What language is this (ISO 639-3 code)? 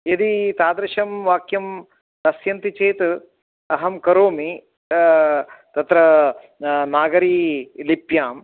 san